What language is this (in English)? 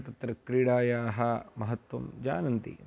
Sanskrit